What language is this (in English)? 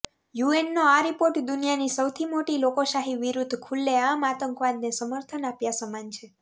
Gujarati